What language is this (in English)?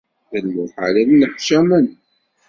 Kabyle